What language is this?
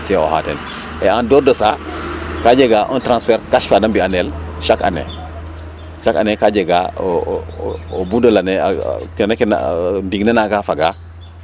Serer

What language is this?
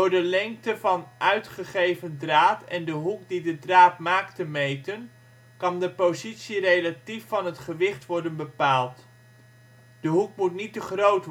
Dutch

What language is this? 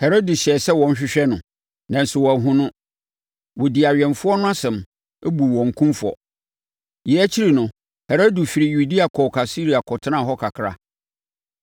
Akan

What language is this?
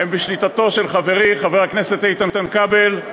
Hebrew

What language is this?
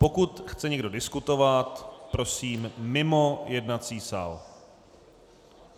Czech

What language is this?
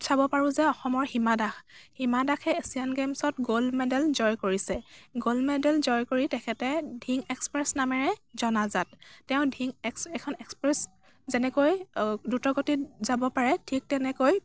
Assamese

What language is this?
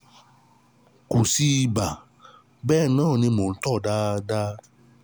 Yoruba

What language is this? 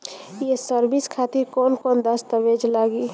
Bhojpuri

